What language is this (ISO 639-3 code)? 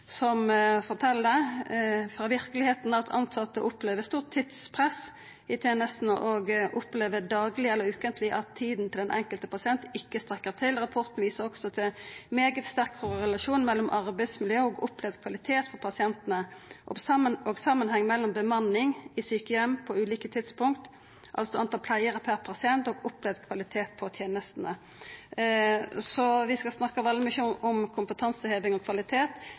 nno